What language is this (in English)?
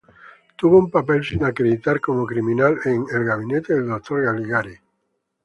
Spanish